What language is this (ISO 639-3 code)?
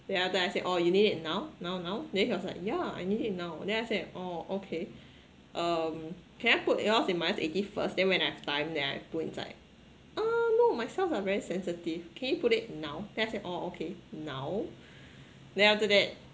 eng